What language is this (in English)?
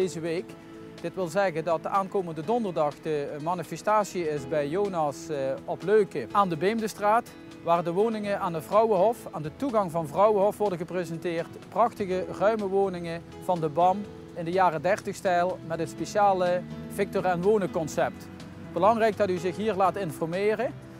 Dutch